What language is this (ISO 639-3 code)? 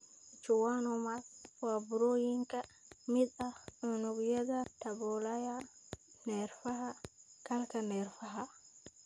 som